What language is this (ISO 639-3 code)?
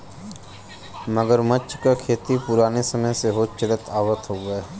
bho